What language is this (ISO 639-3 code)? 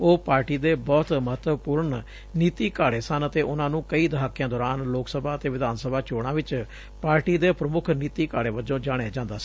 pan